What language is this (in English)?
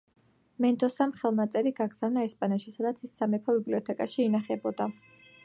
Georgian